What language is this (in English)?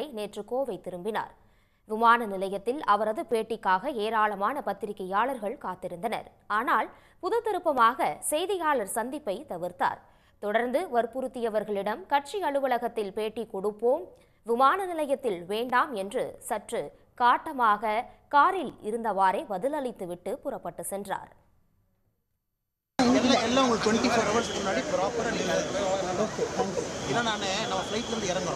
Korean